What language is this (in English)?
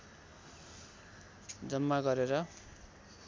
Nepali